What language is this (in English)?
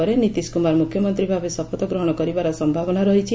Odia